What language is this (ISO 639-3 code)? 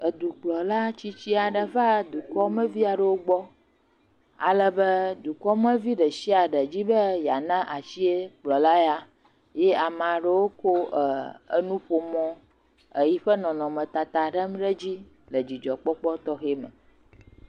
ewe